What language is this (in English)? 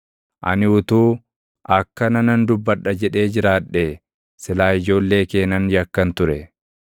Oromo